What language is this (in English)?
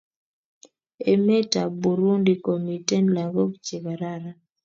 Kalenjin